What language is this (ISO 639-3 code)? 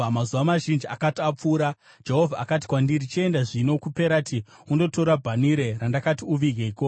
sna